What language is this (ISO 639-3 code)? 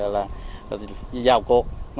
vie